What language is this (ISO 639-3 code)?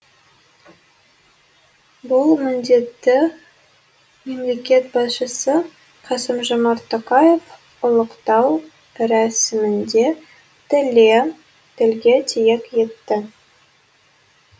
kaz